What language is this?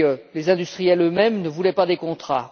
French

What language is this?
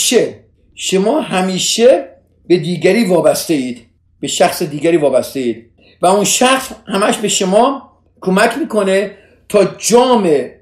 Persian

